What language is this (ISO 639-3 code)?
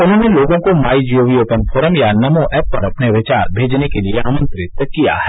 hin